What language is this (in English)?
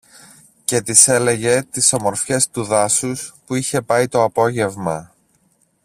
Greek